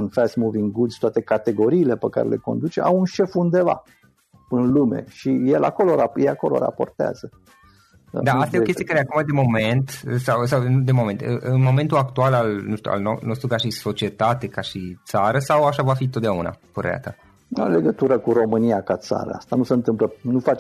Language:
Romanian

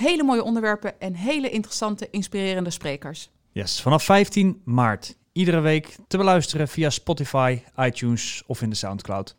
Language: Dutch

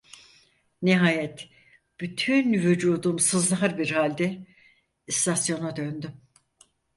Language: Turkish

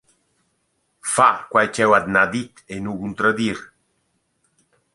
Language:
Romansh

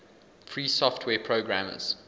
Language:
English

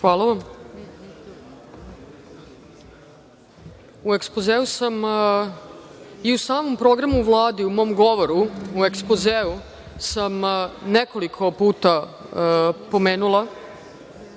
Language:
Serbian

